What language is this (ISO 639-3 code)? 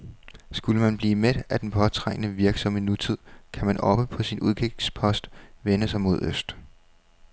dan